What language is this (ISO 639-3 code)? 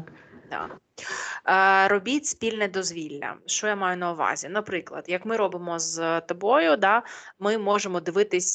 ukr